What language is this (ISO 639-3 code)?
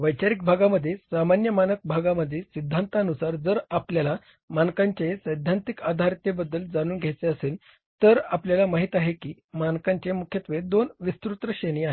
mar